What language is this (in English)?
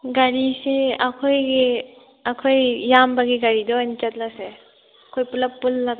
Manipuri